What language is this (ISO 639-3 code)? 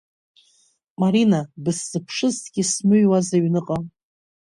abk